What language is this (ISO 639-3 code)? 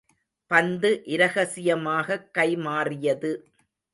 tam